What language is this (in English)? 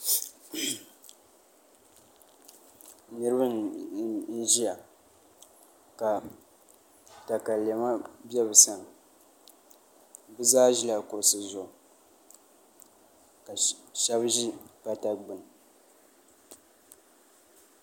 Dagbani